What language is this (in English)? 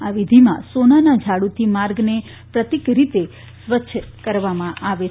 Gujarati